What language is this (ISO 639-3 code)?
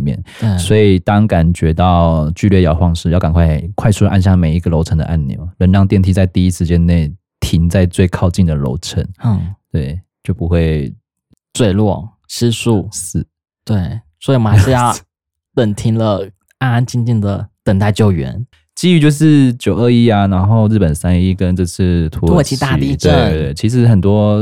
zho